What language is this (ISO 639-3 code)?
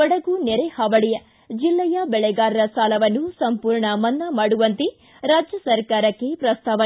kan